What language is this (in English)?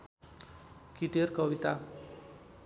Nepali